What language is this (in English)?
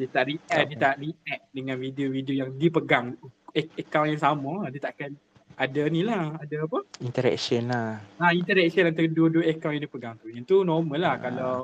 Malay